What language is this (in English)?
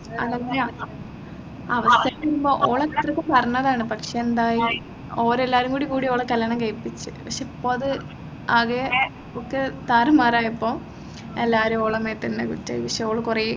Malayalam